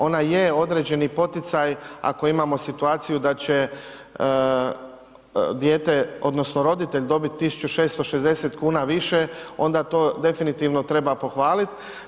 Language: Croatian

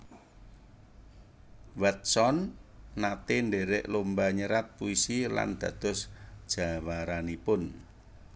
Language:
Javanese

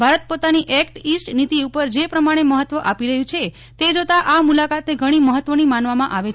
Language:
Gujarati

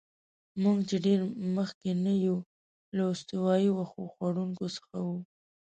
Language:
Pashto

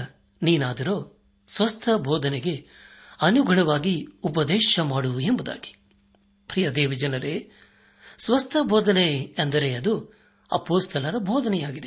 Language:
Kannada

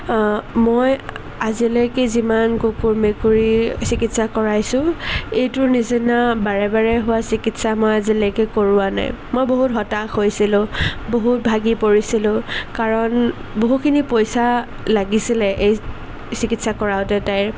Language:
Assamese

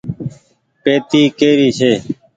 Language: Goaria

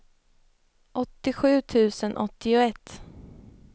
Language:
Swedish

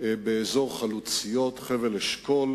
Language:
Hebrew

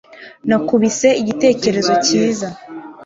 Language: Kinyarwanda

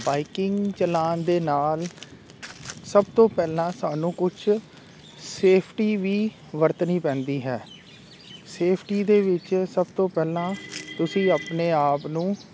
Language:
Punjabi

